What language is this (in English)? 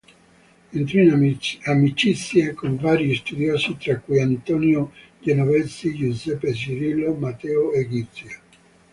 Italian